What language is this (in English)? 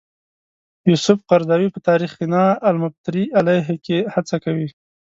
Pashto